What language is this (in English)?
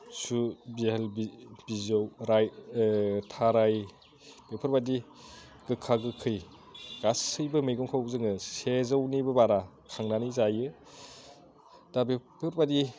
Bodo